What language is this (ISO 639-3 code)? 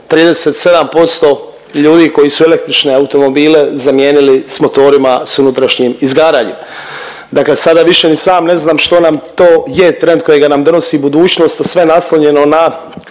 hrv